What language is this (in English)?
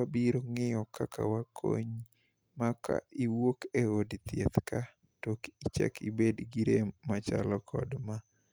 Luo (Kenya and Tanzania)